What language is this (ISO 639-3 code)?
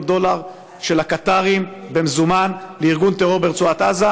heb